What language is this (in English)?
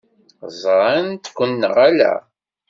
Kabyle